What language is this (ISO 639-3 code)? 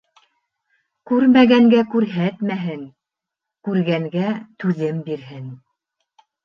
bak